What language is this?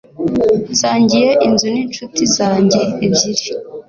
Kinyarwanda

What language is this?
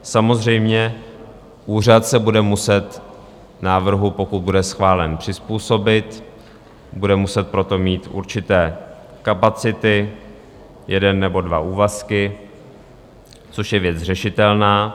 Czech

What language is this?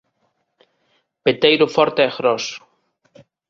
Galician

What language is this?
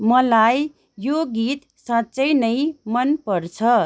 Nepali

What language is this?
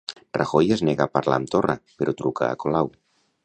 Catalan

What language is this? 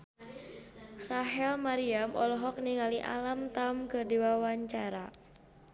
Sundanese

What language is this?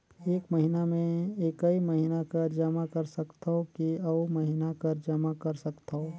Chhattisgarhi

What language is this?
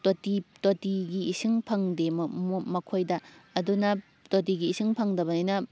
Manipuri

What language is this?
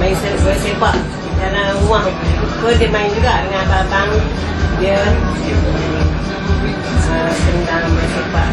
Malay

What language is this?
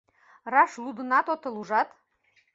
Mari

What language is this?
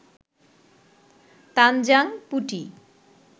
Bangla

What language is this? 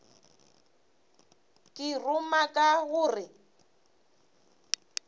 Northern Sotho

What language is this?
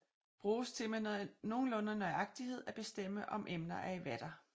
Danish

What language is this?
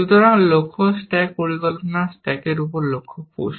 Bangla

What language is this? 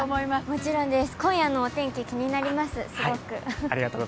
Japanese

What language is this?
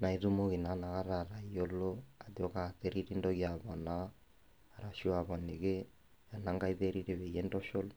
Masai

